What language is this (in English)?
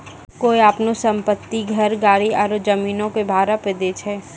Maithili